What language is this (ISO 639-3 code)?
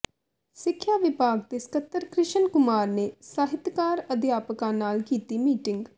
pan